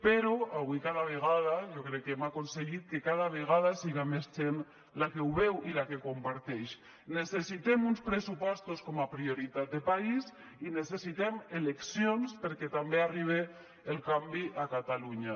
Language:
Catalan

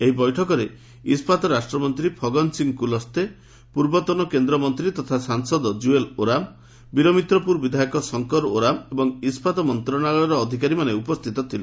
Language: Odia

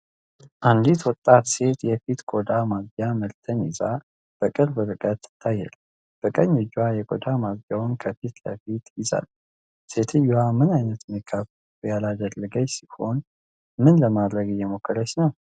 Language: Amharic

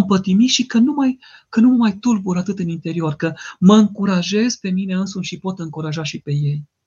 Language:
Romanian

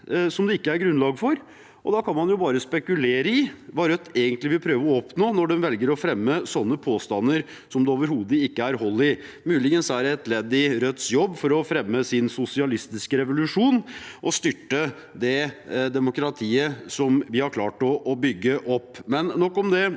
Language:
Norwegian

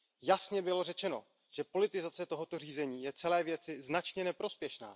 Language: Czech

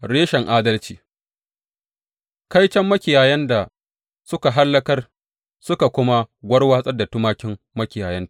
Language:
Hausa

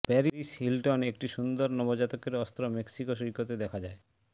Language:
Bangla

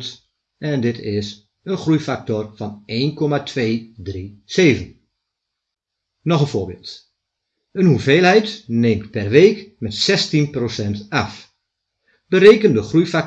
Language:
Dutch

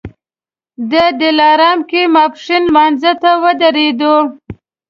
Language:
Pashto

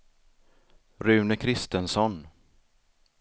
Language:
Swedish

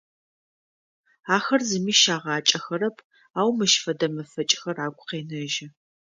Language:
Adyghe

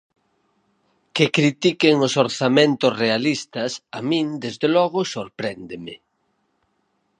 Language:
Galician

